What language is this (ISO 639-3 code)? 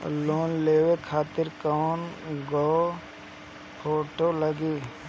bho